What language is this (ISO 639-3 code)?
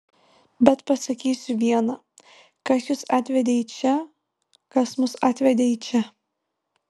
lit